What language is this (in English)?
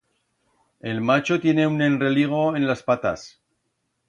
Aragonese